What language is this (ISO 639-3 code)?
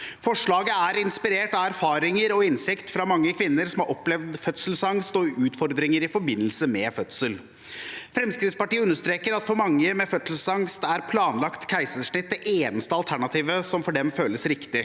nor